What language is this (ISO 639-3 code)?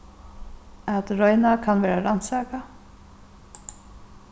fao